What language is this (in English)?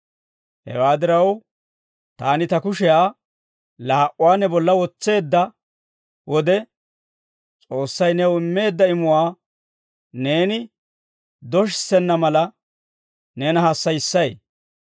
Dawro